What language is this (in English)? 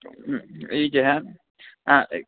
Maithili